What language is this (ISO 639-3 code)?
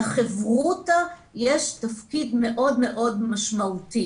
heb